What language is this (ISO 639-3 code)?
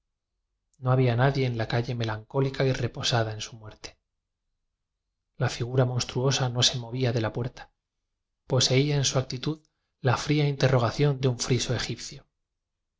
spa